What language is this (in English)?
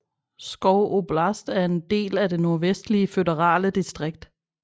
Danish